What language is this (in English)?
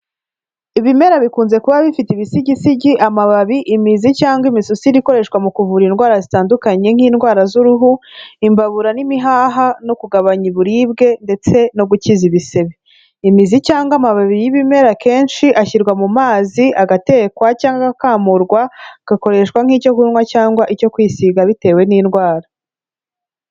Kinyarwanda